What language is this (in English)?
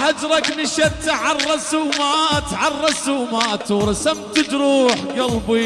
Arabic